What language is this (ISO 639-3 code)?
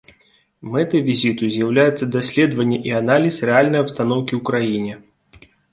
bel